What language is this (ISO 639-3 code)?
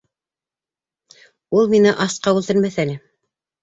bak